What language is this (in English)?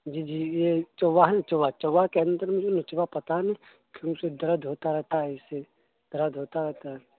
Urdu